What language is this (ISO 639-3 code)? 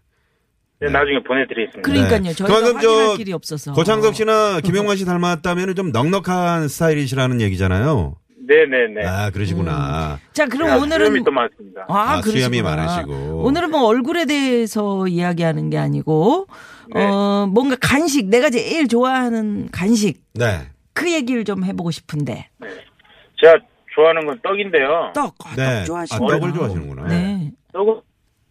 kor